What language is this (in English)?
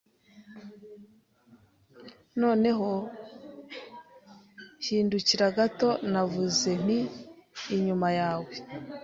Kinyarwanda